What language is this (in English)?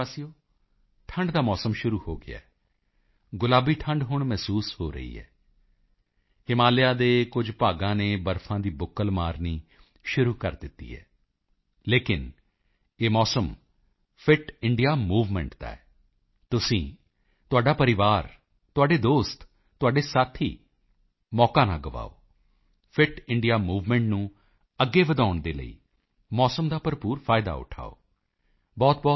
Punjabi